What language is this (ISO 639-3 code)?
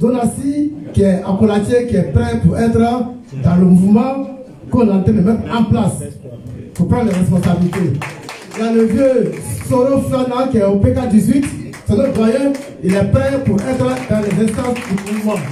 fra